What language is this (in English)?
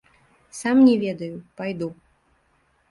Belarusian